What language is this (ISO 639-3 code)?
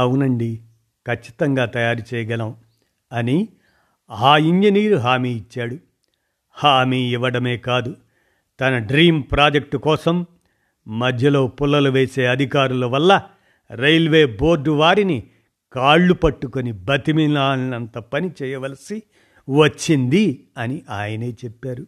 tel